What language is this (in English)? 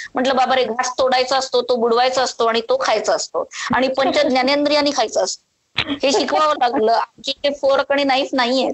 Marathi